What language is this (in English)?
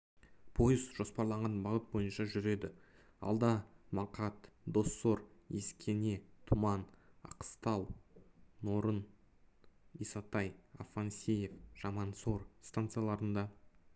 Kazakh